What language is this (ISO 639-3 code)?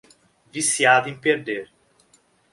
por